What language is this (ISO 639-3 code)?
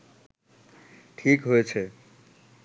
ben